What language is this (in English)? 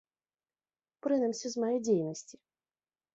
Belarusian